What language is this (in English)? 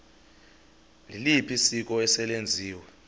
Xhosa